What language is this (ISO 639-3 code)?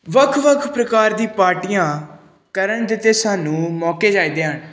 pan